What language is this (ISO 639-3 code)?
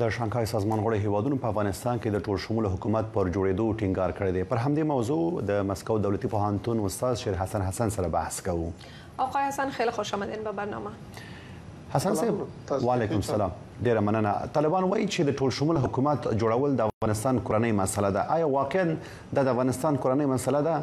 fas